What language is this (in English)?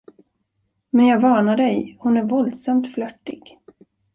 Swedish